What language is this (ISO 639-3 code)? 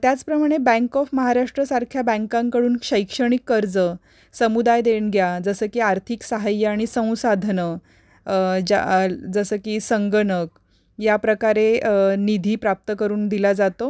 mar